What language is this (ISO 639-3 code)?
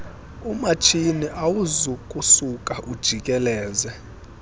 xho